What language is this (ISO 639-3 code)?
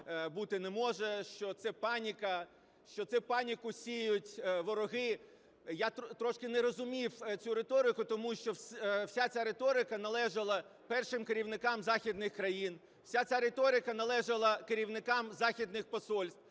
ukr